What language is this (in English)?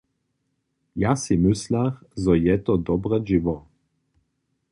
Upper Sorbian